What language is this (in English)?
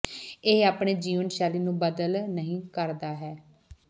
Punjabi